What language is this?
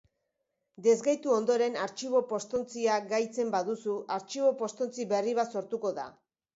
Basque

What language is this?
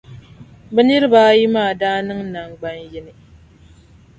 Dagbani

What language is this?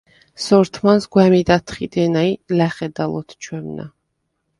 Svan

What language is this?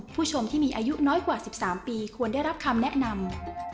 Thai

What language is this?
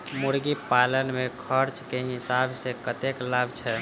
Maithili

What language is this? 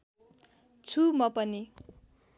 Nepali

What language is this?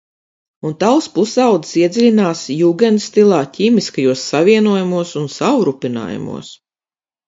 Latvian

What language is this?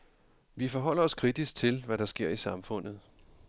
Danish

